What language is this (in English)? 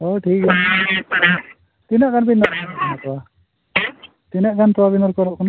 Santali